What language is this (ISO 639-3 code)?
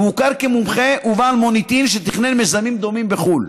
heb